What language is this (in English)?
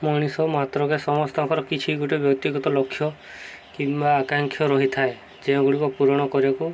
Odia